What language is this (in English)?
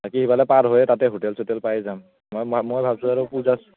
Assamese